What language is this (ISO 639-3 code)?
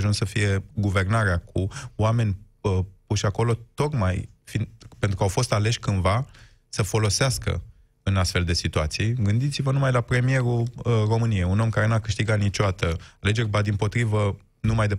ron